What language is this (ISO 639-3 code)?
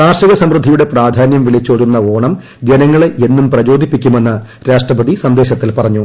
mal